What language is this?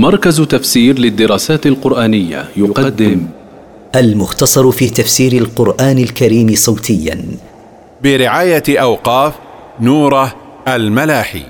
Arabic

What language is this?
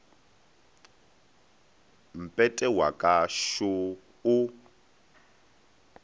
Northern Sotho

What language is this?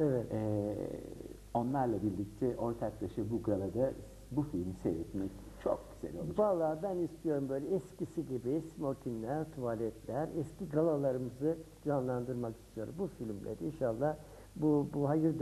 Turkish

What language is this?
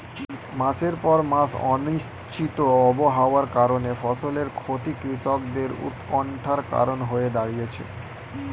Bangla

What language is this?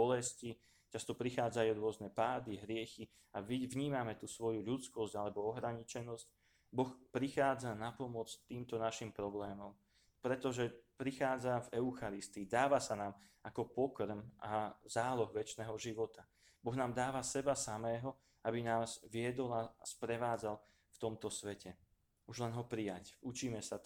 Slovak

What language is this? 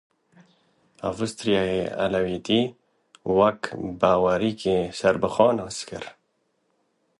Kurdish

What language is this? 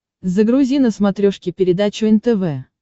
Russian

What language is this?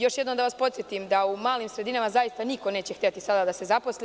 Serbian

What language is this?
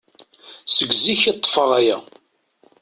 Kabyle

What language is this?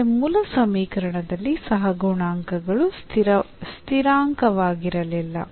Kannada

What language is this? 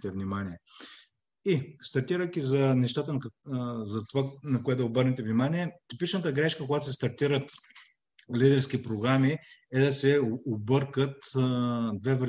Bulgarian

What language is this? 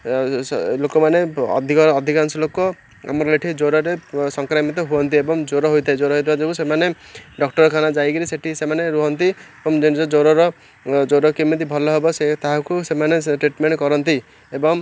Odia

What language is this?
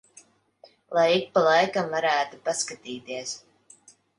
Latvian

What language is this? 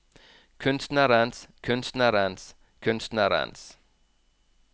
Norwegian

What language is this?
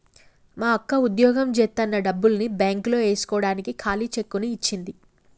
Telugu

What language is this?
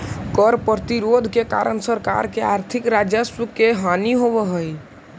Magahi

